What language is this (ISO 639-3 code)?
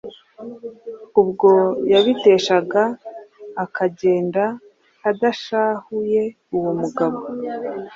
kin